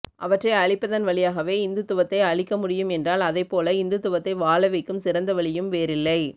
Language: Tamil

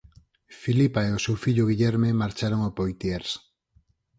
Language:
Galician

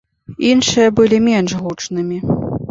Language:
Belarusian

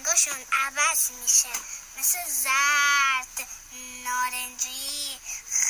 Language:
Persian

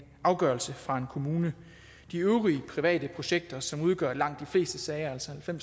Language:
Danish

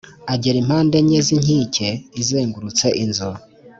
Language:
Kinyarwanda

